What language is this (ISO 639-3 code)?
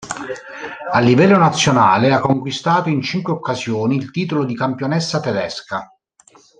ita